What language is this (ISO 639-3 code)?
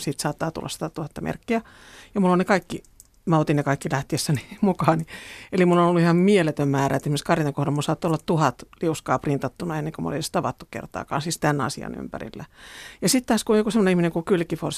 fin